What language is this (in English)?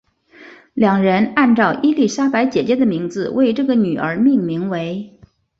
Chinese